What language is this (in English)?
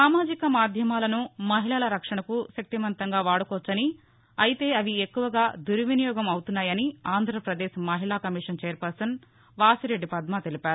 Telugu